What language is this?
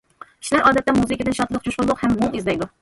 Uyghur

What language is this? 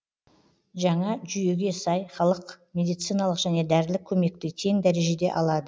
Kazakh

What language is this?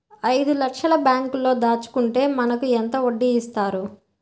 Telugu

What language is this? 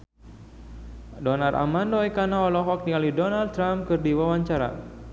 Sundanese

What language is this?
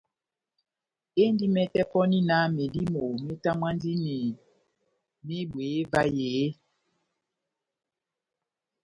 Batanga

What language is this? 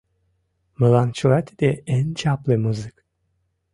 Mari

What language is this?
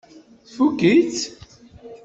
Kabyle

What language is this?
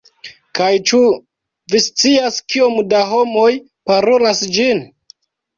Esperanto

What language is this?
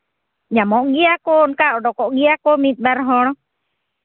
Santali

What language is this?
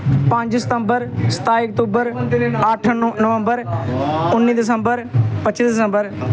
Dogri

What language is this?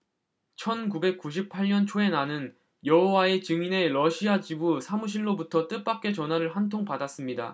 Korean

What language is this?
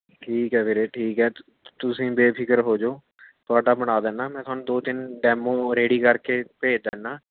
Punjabi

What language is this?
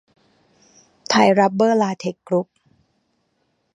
Thai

